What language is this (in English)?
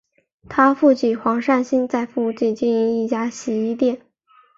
Chinese